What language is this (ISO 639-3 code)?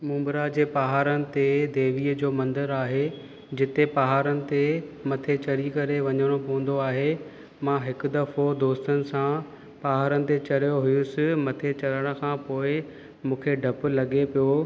snd